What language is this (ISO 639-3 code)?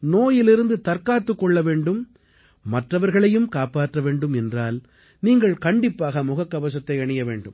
tam